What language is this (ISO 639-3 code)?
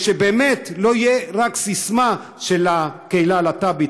heb